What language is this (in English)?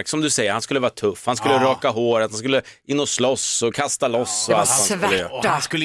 Swedish